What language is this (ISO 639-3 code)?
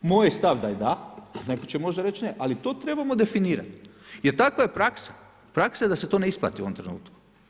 hrv